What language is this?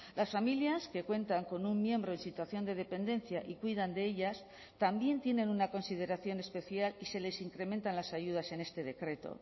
Spanish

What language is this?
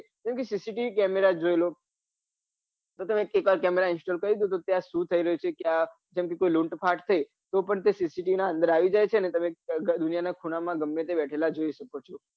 Gujarati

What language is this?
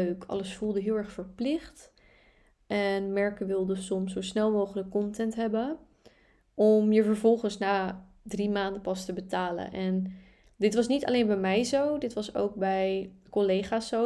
Dutch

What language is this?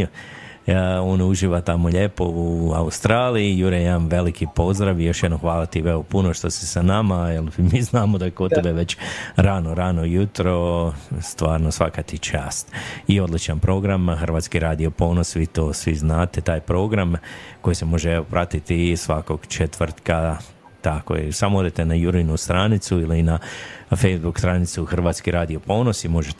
Croatian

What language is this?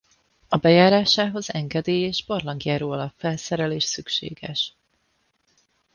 Hungarian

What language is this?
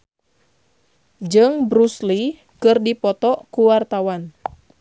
Sundanese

